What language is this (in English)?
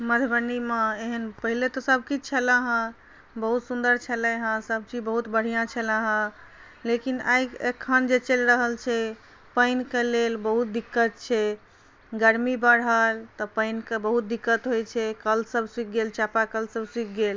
Maithili